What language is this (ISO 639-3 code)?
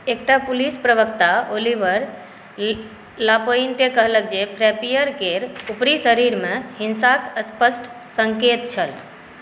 mai